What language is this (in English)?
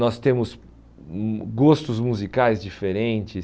Portuguese